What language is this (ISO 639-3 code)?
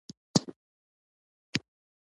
pus